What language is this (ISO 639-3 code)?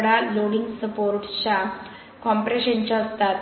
mar